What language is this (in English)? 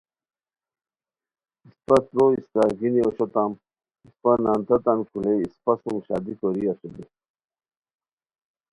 Khowar